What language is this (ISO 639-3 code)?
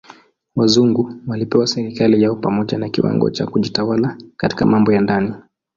swa